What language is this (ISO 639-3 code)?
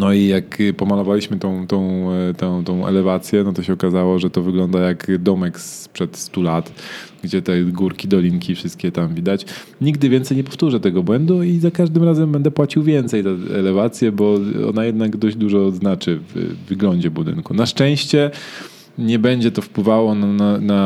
pol